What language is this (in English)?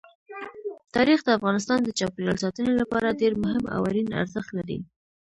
Pashto